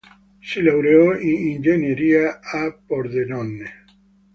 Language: Italian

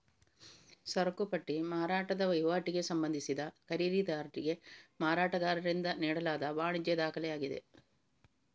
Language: Kannada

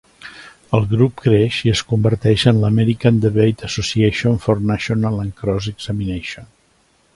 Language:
Catalan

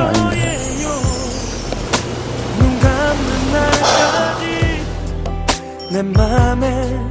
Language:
Korean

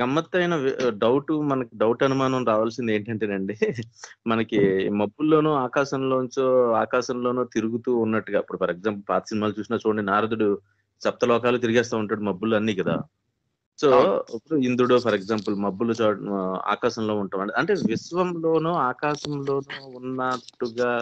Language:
Telugu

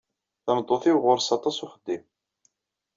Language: Kabyle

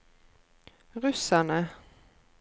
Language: Norwegian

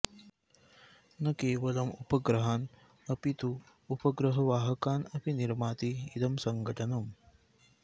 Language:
Sanskrit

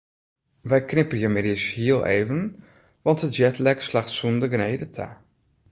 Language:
Western Frisian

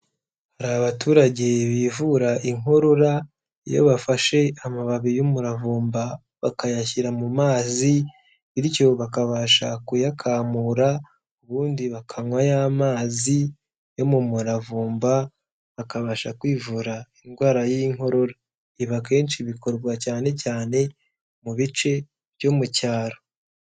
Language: Kinyarwanda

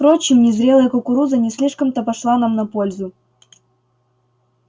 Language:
Russian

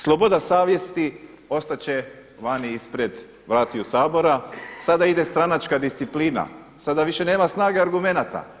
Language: Croatian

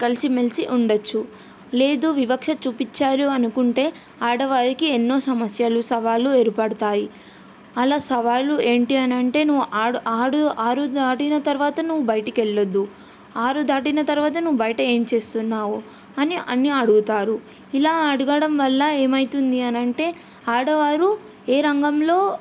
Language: Telugu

